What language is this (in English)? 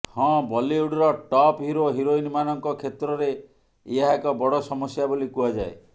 Odia